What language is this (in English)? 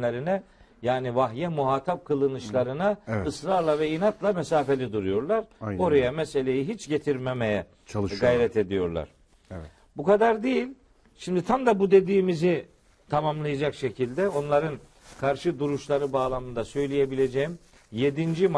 Turkish